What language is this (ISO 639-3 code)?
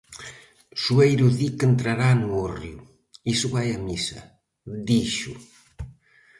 glg